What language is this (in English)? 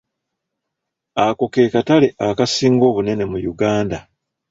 Ganda